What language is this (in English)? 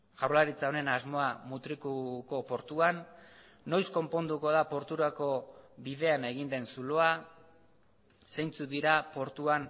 Basque